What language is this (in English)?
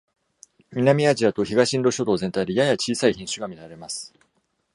Japanese